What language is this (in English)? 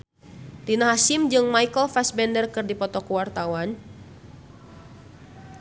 Sundanese